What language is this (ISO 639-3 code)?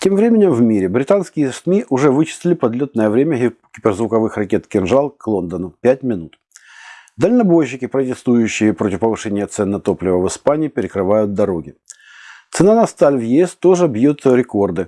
rus